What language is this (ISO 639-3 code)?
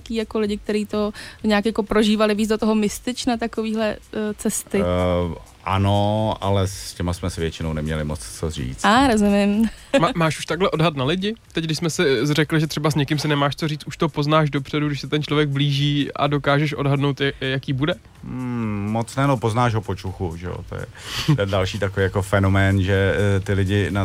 ces